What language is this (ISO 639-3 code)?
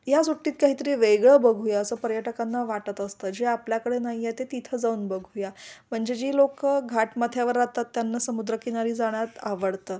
mar